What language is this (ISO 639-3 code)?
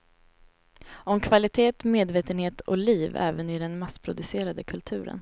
swe